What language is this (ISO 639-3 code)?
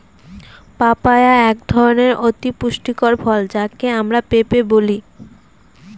ben